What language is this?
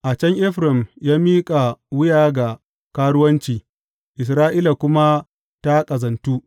Hausa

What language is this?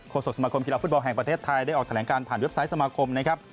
Thai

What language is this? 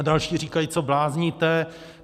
Czech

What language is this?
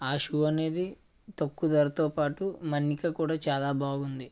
Telugu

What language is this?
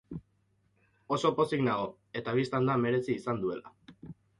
Basque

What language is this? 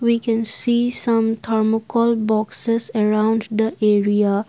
English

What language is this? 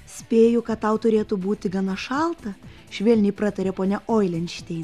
Lithuanian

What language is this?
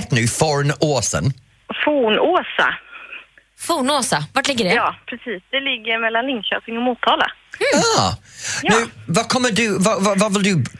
Swedish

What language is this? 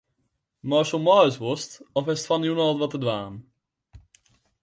Western Frisian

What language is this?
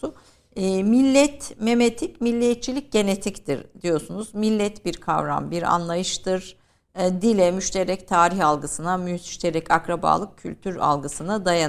Turkish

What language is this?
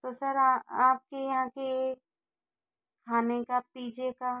Hindi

